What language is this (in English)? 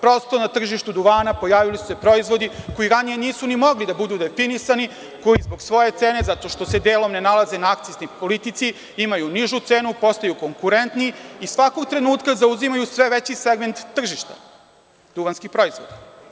Serbian